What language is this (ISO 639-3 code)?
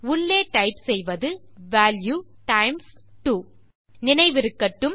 tam